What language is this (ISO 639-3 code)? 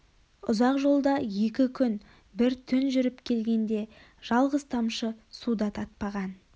kaz